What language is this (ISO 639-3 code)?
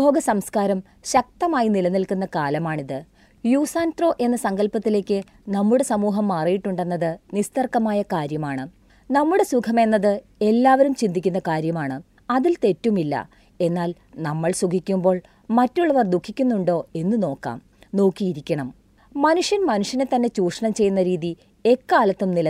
mal